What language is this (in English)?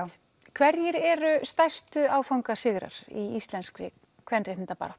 Icelandic